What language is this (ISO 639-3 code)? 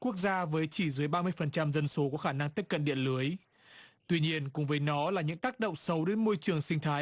vie